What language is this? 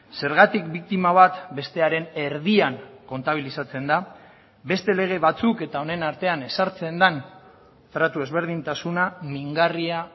Basque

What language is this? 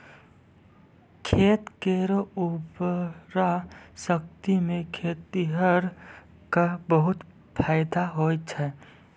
Maithili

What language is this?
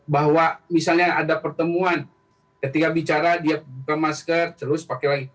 Indonesian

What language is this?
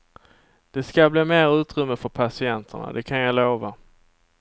Swedish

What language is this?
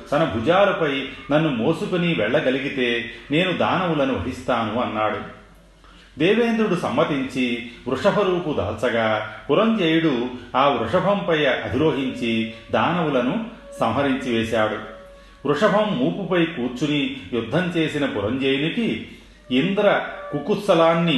Telugu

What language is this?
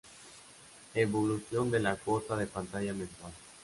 Spanish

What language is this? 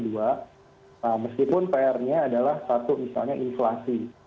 Indonesian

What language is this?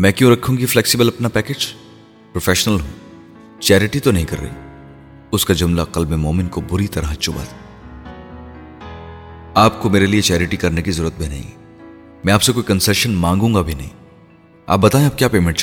Urdu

